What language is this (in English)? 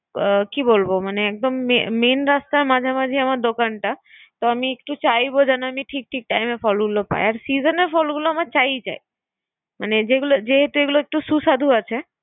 Bangla